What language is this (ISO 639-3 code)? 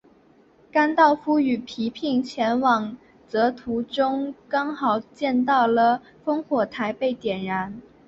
zho